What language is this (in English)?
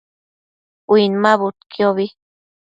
Matsés